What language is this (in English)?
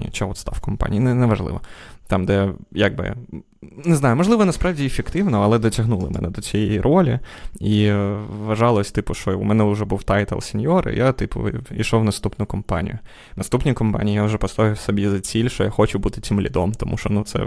Ukrainian